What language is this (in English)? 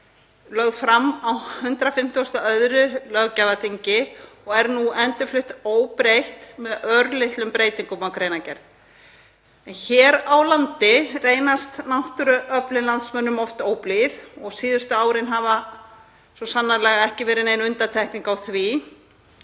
Icelandic